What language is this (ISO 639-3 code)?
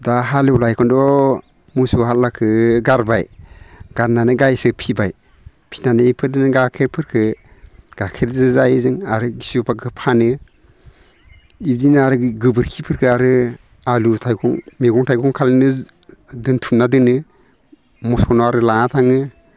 brx